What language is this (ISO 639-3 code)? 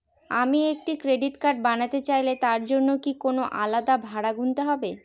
ben